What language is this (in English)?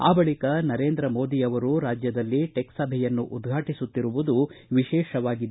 Kannada